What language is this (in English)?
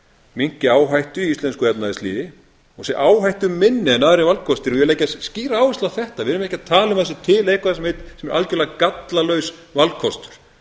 Icelandic